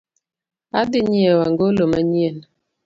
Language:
Luo (Kenya and Tanzania)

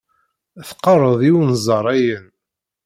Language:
Kabyle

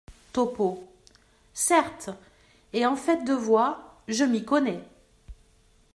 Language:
French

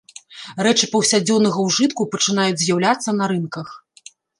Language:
Belarusian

